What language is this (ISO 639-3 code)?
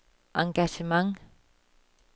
dan